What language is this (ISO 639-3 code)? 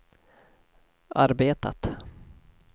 swe